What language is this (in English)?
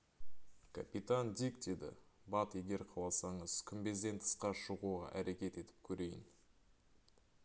Kazakh